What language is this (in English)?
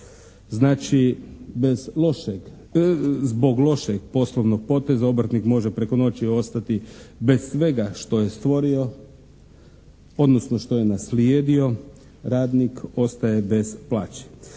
Croatian